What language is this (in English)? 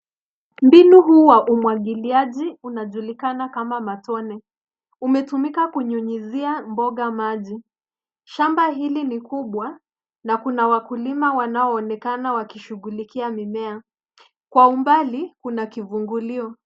Swahili